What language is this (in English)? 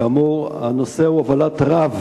Hebrew